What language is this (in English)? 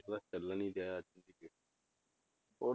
Punjabi